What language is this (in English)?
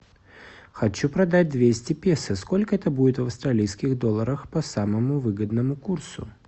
Russian